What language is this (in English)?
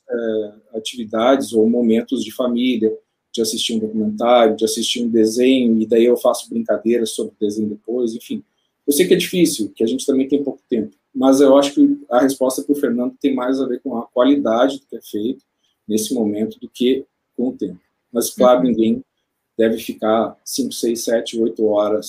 Portuguese